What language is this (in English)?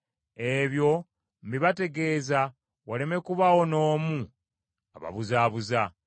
Ganda